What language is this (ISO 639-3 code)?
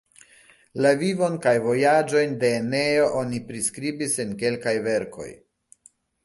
epo